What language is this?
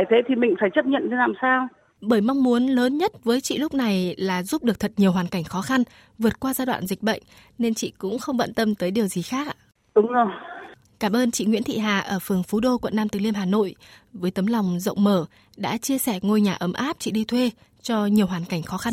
Vietnamese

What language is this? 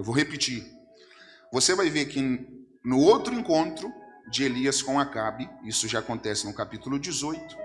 Portuguese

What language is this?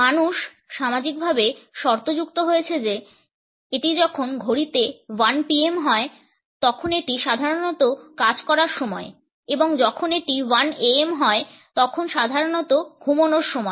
Bangla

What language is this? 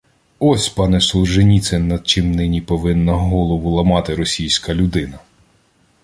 Ukrainian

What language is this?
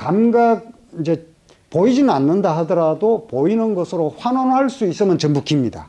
Korean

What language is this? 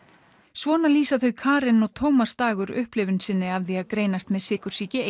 Icelandic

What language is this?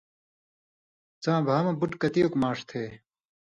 Indus Kohistani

